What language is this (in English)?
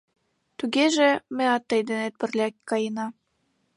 Mari